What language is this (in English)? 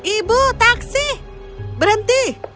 Indonesian